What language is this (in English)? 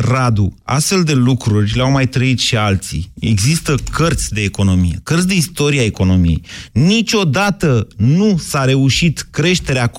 Romanian